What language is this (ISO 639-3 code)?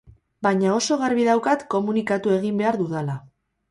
eus